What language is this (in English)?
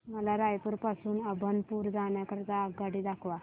Marathi